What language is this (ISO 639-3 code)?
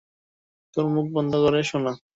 ben